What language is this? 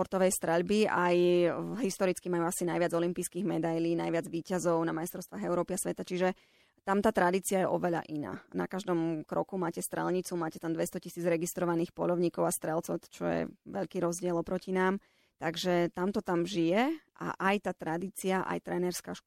Slovak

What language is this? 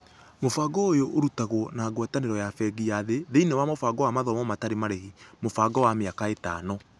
Kikuyu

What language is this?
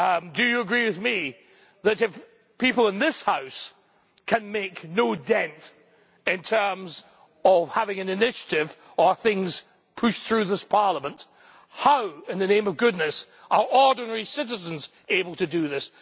English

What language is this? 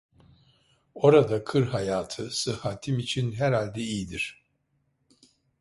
Turkish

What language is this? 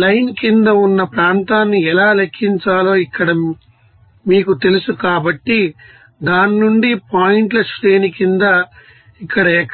Telugu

